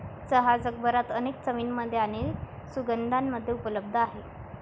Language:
Marathi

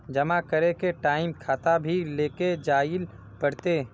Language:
Magahi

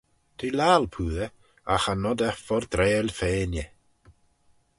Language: Manx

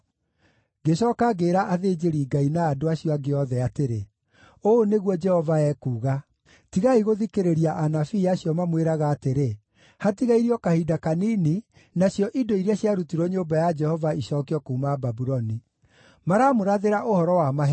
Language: Kikuyu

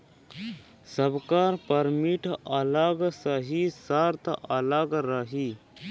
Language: Bhojpuri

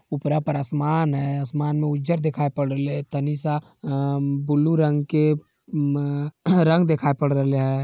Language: Magahi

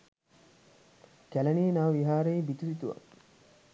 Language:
Sinhala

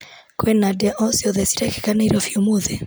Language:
Kikuyu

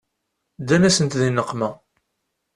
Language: Kabyle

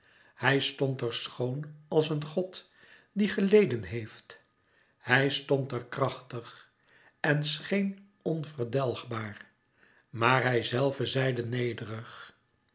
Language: Dutch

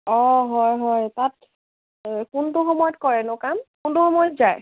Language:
Assamese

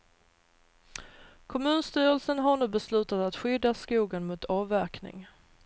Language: Swedish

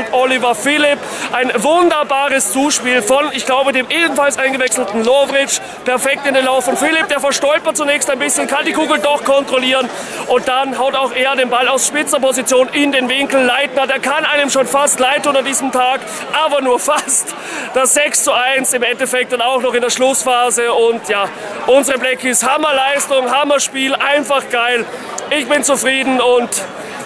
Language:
German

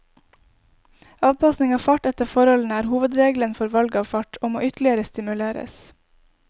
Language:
Norwegian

